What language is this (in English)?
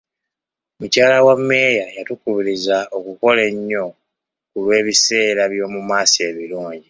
Ganda